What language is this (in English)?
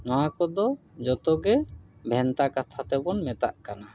Santali